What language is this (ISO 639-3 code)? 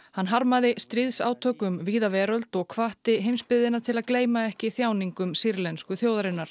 isl